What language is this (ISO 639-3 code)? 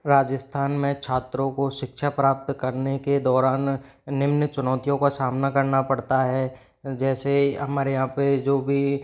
hin